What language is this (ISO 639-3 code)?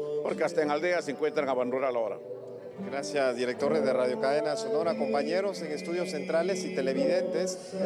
spa